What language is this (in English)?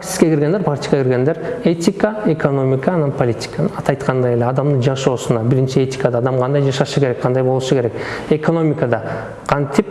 Turkish